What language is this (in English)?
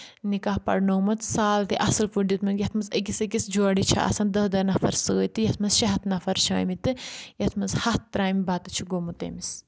Kashmiri